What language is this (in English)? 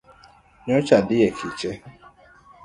Luo (Kenya and Tanzania)